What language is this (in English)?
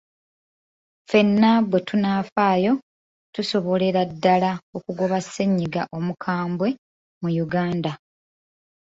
Ganda